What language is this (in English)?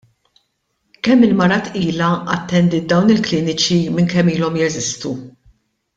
Maltese